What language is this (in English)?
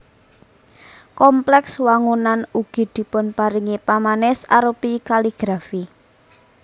Javanese